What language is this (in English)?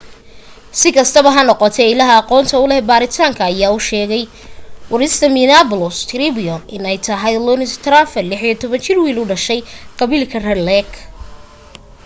Somali